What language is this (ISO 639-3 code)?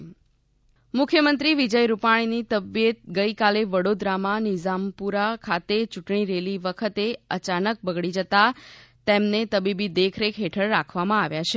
guj